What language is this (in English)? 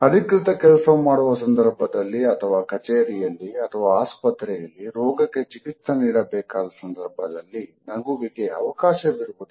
Kannada